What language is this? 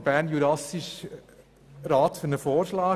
Swiss German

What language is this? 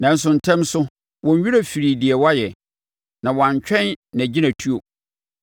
Akan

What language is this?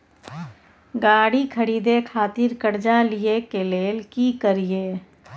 Maithili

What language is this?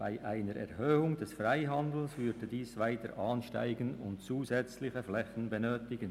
Swiss German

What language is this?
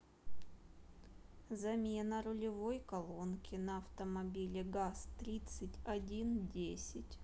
Russian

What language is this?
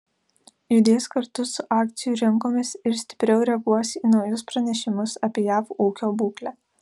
Lithuanian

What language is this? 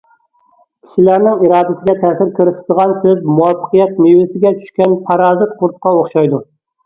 Uyghur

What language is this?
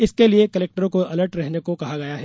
Hindi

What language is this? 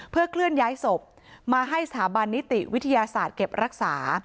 Thai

